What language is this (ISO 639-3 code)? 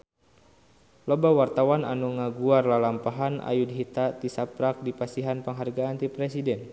sun